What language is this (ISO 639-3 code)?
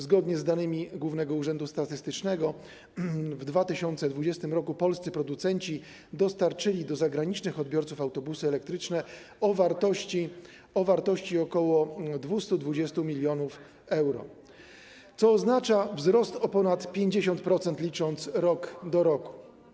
pol